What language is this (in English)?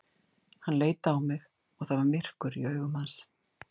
Icelandic